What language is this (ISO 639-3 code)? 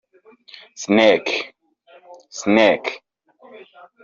kin